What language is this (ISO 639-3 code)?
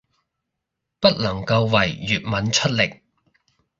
yue